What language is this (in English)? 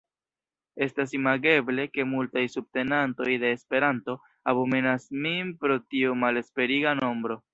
Esperanto